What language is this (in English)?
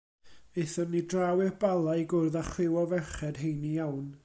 Welsh